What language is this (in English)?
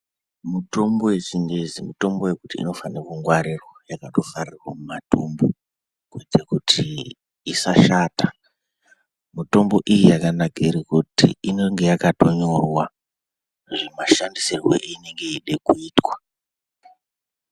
Ndau